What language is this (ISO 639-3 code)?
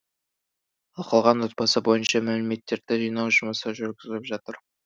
kaz